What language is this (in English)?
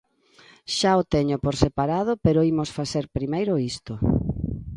Galician